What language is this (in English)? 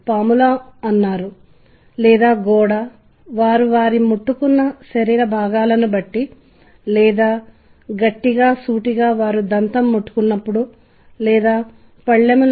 Telugu